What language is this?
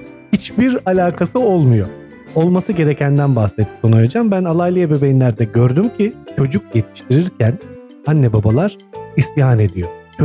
Turkish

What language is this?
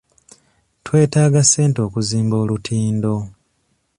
Ganda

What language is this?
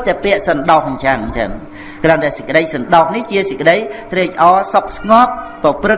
Vietnamese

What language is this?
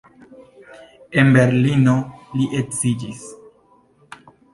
Esperanto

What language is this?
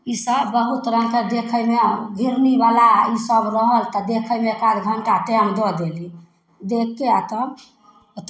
Maithili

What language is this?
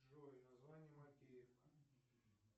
Russian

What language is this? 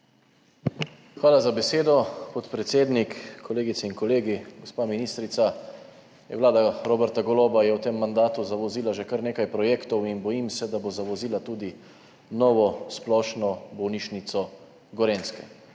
Slovenian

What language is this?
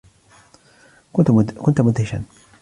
Arabic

